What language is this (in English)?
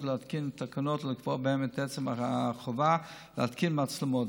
Hebrew